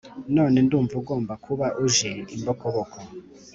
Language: Kinyarwanda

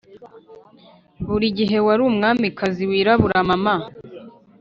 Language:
Kinyarwanda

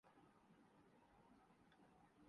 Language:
Urdu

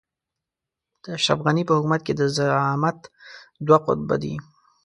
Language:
Pashto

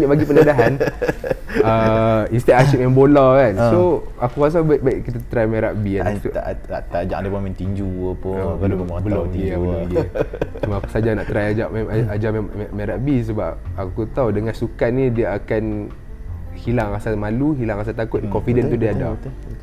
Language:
Malay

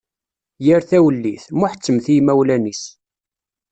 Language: Kabyle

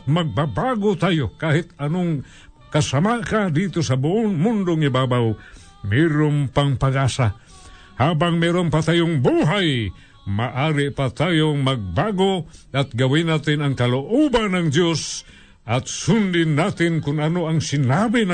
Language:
Filipino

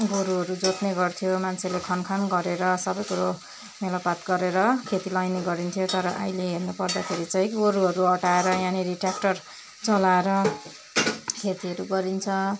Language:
Nepali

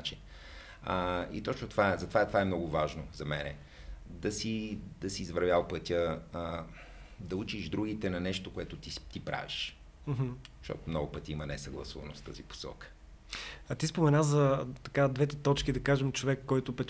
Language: Bulgarian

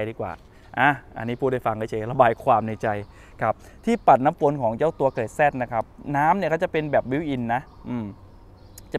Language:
Thai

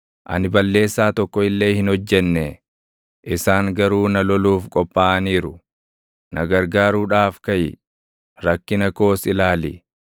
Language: Oromo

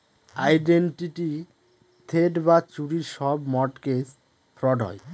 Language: Bangla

